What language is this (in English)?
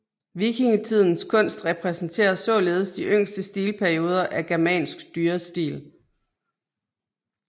Danish